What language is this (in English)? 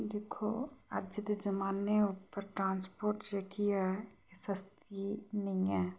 Dogri